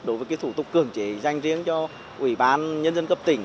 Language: Vietnamese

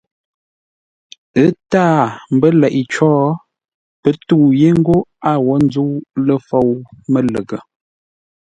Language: Ngombale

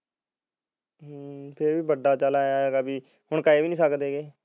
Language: Punjabi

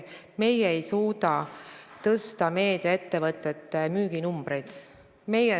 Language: Estonian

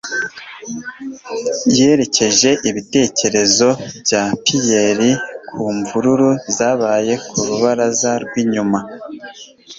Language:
Kinyarwanda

